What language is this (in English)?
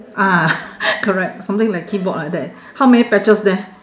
English